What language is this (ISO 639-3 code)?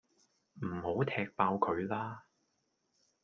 yue